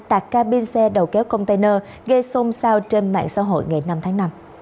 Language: Vietnamese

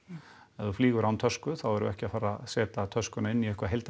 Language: Icelandic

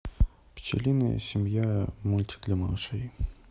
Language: Russian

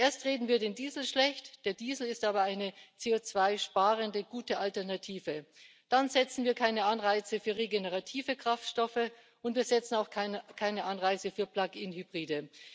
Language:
German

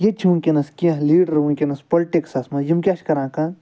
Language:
Kashmiri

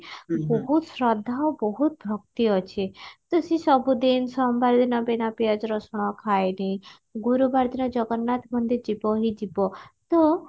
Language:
Odia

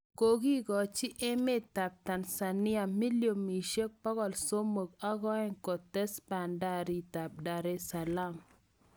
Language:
Kalenjin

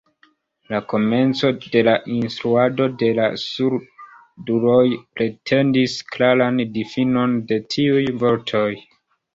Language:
Esperanto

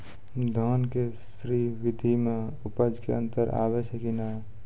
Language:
Maithili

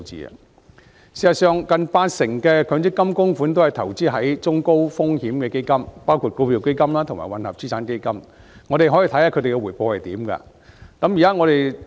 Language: Cantonese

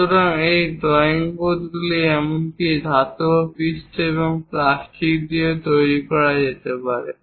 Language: Bangla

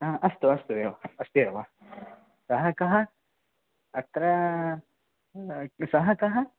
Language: Sanskrit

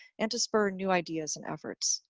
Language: English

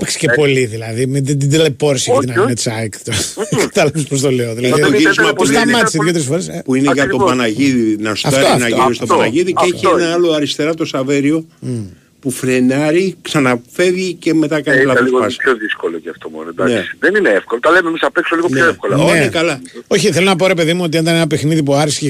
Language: Greek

